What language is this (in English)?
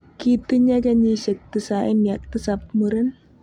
Kalenjin